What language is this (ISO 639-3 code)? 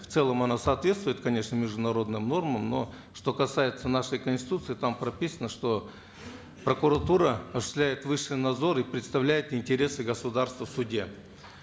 kaz